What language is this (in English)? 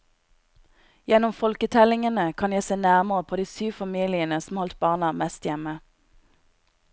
Norwegian